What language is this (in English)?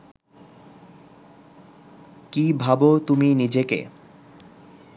Bangla